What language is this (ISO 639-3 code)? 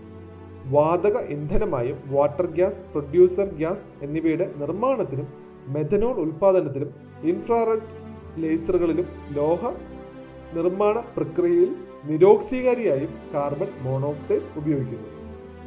mal